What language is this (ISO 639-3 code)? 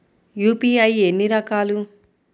tel